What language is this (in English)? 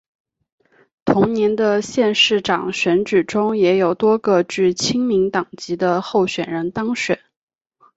Chinese